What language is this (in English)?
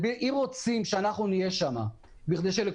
Hebrew